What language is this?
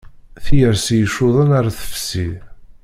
Kabyle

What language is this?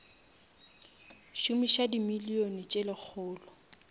Northern Sotho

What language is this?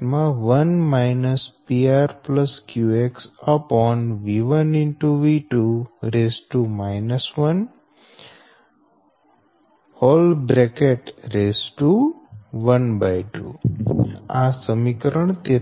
Gujarati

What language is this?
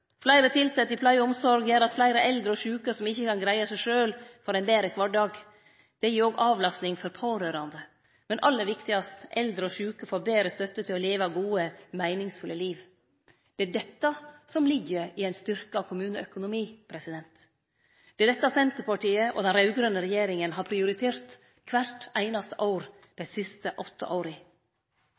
Norwegian Nynorsk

